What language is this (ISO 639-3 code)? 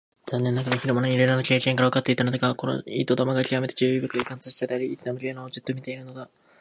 jpn